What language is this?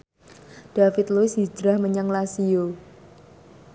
Javanese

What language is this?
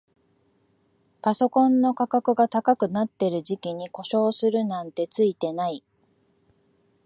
Japanese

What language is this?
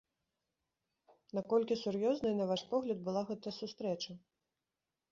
Belarusian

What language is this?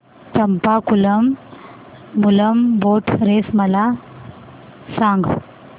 Marathi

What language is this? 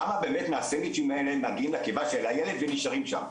Hebrew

